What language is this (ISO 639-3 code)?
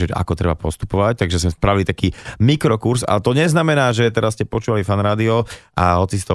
slk